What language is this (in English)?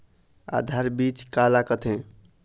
Chhattisgarhi